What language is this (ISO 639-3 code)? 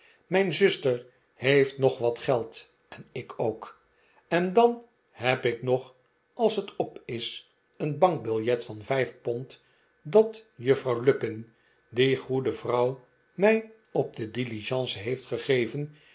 nld